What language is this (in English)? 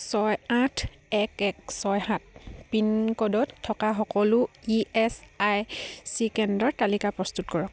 Assamese